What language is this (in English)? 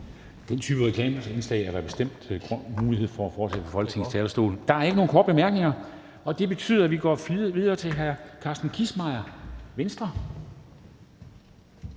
Danish